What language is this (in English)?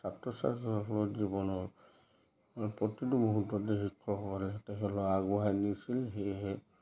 Assamese